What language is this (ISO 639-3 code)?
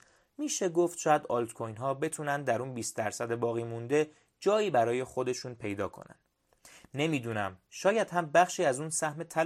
fas